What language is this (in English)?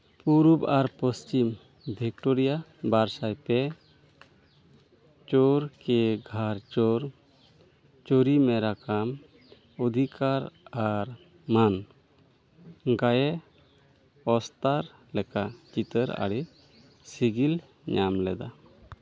Santali